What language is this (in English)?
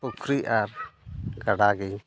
Santali